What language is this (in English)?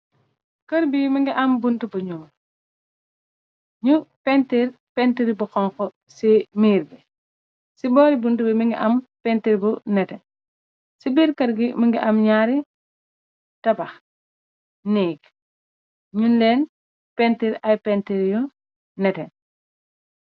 Wolof